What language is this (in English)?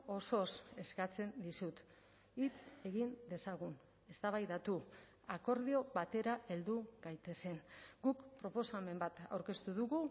Basque